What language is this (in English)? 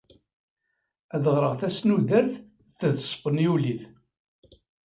Kabyle